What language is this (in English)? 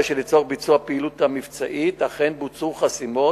Hebrew